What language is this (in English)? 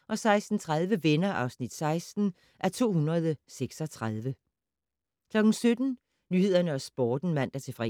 Danish